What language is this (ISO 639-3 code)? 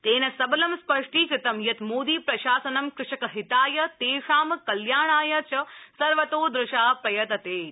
san